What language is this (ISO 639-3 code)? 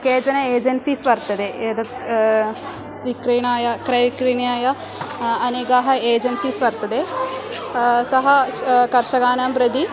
san